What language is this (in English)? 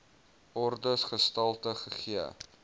Afrikaans